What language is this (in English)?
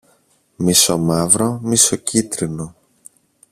Greek